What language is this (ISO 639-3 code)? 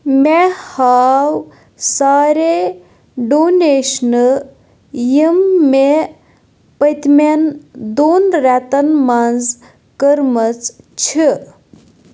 kas